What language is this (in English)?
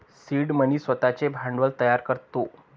Marathi